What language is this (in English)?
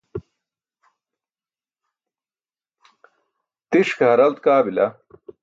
Burushaski